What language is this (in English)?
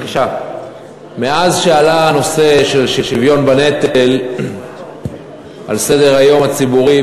Hebrew